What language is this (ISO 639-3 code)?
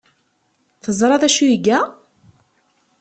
kab